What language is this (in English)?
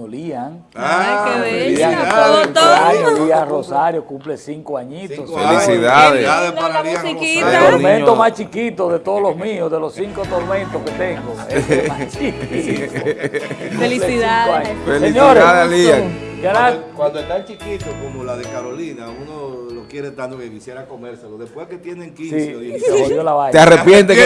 Spanish